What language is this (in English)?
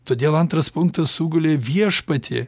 Lithuanian